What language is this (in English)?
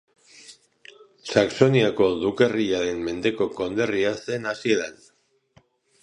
Basque